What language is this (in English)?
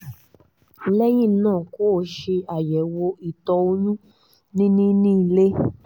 Yoruba